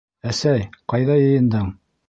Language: Bashkir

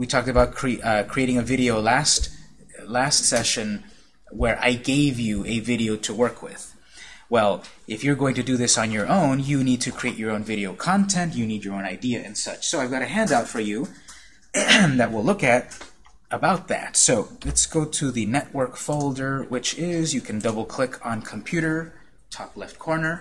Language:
English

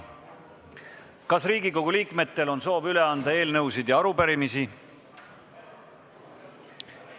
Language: Estonian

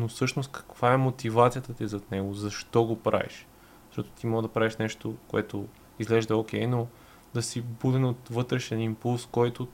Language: Bulgarian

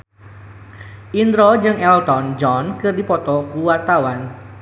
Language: Sundanese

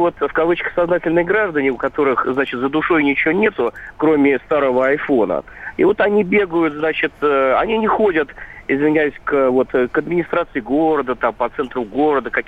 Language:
Russian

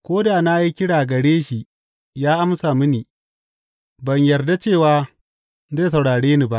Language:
Hausa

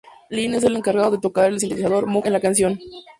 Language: Spanish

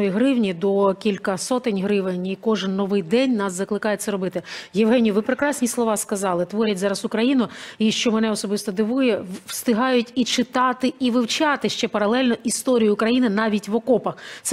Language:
Ukrainian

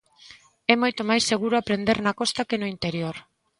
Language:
Galician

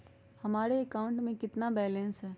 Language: Magahi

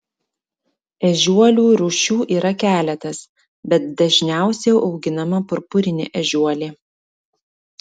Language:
Lithuanian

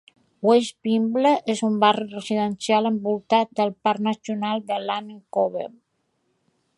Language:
Catalan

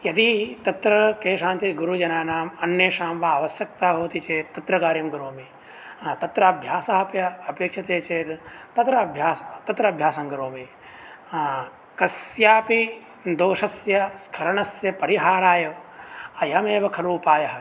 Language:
Sanskrit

